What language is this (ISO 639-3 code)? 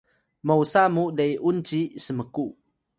tay